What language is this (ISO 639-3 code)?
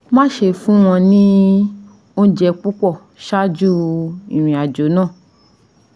yor